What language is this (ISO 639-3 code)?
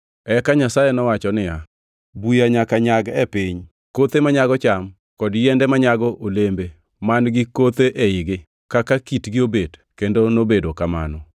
luo